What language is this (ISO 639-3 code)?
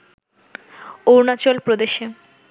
ben